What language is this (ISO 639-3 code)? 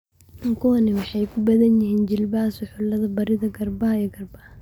som